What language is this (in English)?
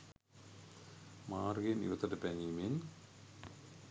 Sinhala